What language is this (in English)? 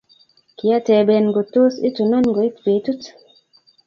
Kalenjin